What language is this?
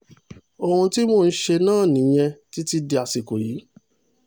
Yoruba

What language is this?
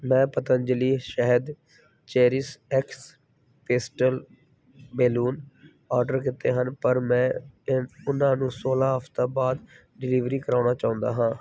Punjabi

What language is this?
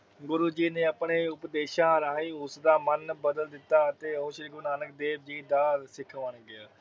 Punjabi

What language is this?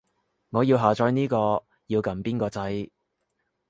Cantonese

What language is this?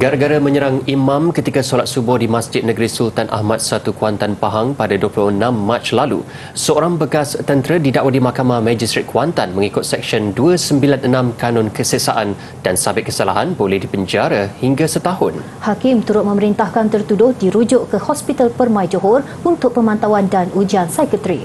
Malay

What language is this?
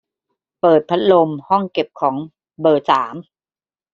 Thai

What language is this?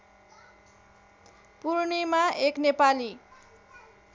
Nepali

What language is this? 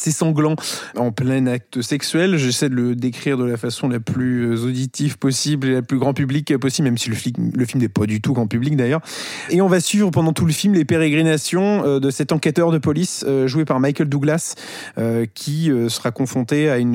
French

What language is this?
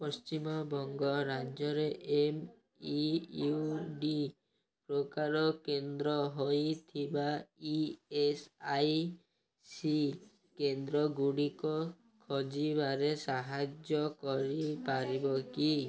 Odia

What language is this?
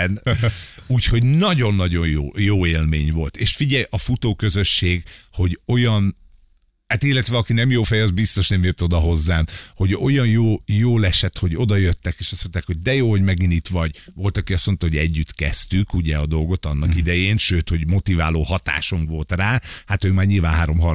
Hungarian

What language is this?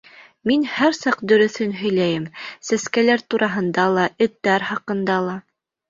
Bashkir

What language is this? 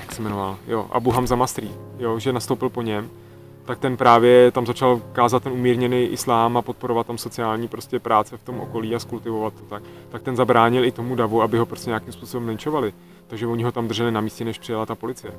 Czech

